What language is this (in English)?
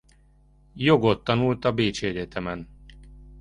Hungarian